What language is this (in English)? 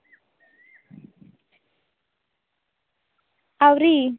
Santali